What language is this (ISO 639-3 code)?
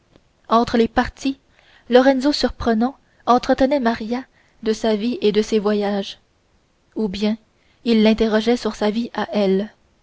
fra